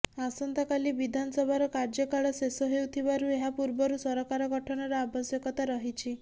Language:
Odia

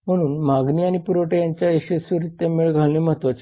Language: Marathi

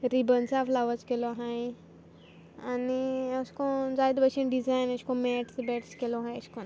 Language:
Konkani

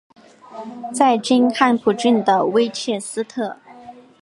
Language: Chinese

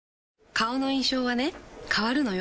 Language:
Japanese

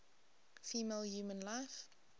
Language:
English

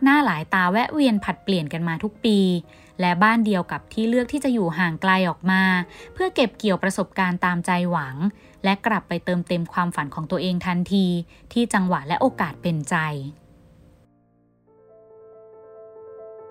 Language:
Thai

